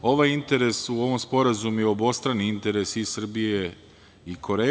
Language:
Serbian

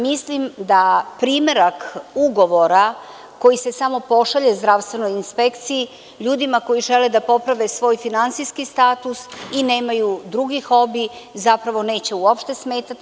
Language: Serbian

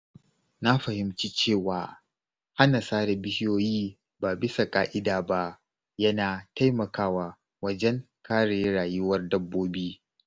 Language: Hausa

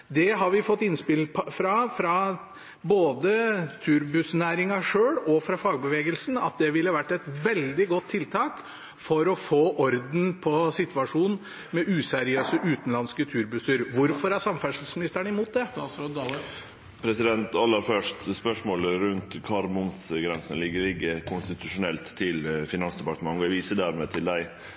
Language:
Norwegian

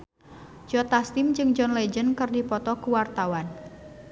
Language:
Sundanese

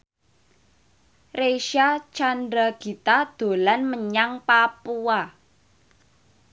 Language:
Javanese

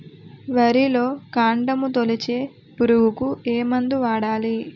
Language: Telugu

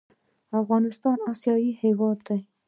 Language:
Pashto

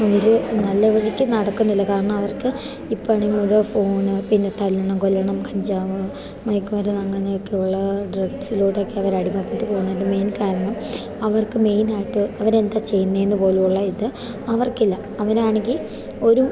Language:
Malayalam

